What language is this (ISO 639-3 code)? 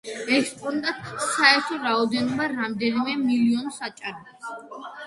kat